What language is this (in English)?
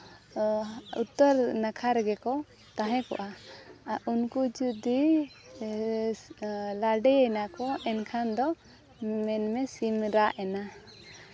Santali